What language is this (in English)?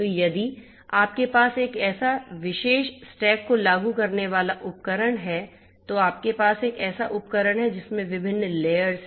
Hindi